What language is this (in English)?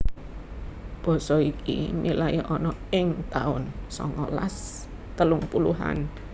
Javanese